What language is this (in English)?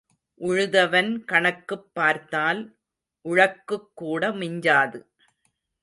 Tamil